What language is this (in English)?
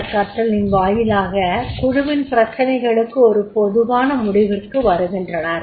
Tamil